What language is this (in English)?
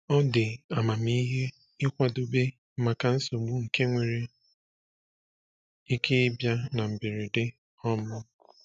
Igbo